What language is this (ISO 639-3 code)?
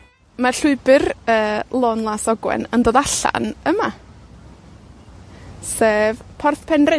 cym